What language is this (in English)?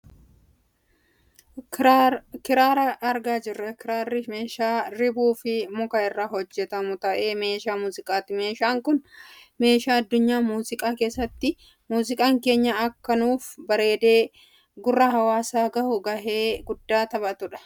Oromo